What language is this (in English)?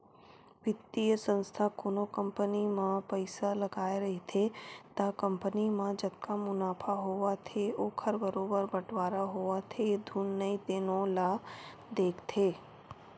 Chhattisgarhi